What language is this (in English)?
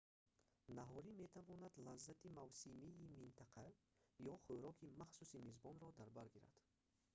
Tajik